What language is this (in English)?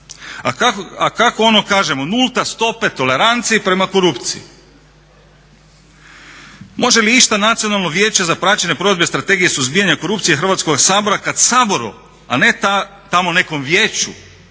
Croatian